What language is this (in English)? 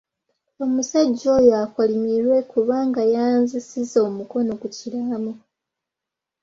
Ganda